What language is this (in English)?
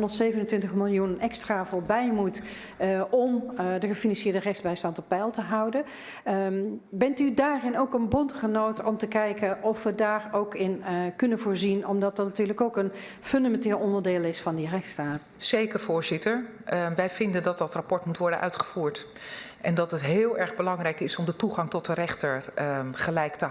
Dutch